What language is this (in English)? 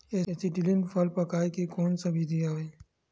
Chhattisgarhi